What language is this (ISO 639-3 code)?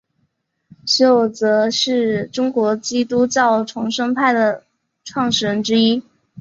zho